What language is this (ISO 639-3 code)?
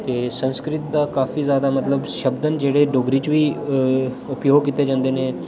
doi